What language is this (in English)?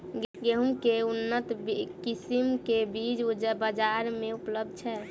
Maithili